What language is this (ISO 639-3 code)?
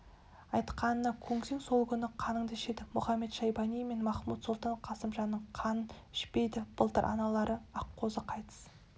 kaz